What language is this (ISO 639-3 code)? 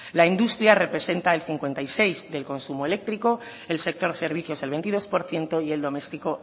spa